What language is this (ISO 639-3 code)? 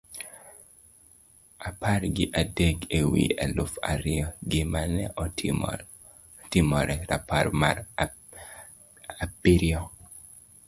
luo